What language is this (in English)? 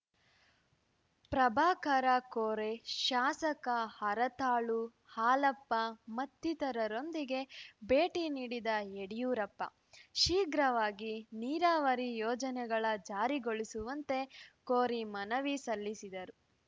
Kannada